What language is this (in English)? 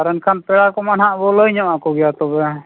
Santali